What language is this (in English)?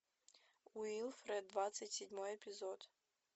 Russian